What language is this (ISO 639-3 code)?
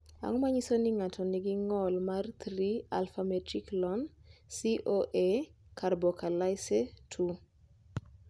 luo